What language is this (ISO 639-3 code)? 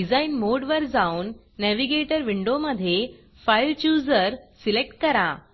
mar